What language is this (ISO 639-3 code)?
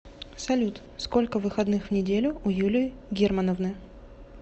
rus